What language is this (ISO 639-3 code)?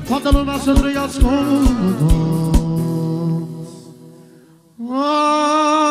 ron